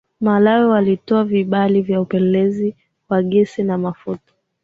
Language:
Swahili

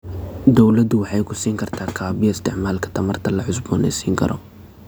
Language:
Somali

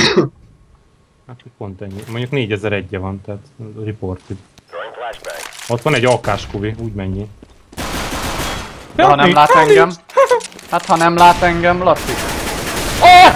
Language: Hungarian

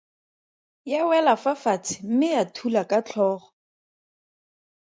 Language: Tswana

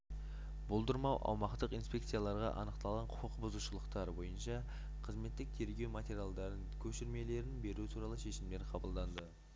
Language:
Kazakh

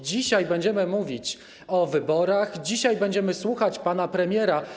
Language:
Polish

